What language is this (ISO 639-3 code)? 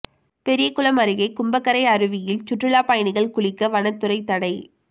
tam